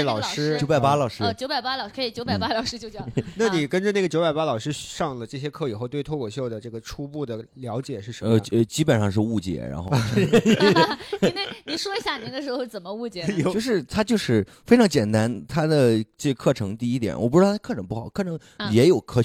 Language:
Chinese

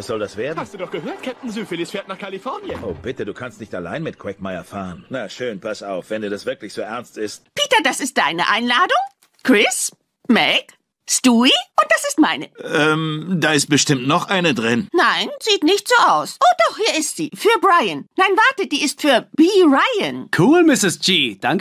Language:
German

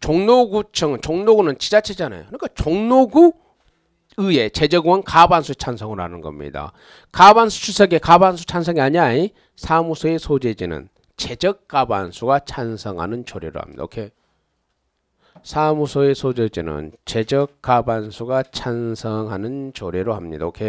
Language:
Korean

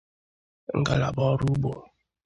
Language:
Igbo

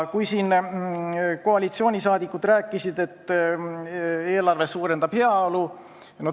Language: Estonian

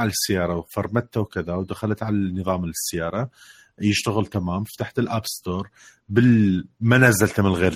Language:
Arabic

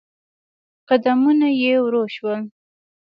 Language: Pashto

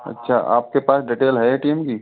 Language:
Hindi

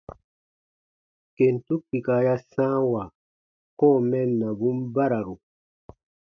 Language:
Baatonum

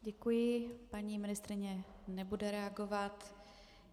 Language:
Czech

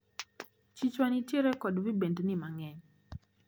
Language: Luo (Kenya and Tanzania)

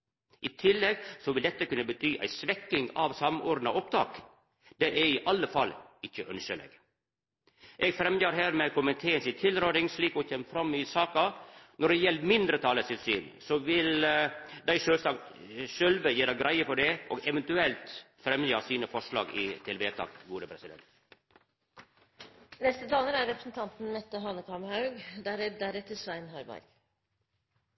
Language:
Norwegian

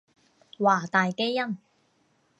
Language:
Cantonese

